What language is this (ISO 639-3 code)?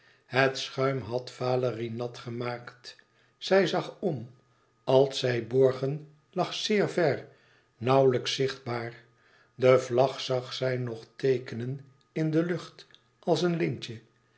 nld